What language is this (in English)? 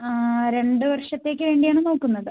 Malayalam